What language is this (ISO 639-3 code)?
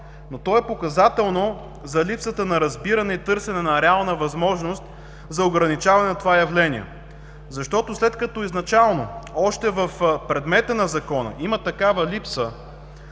bul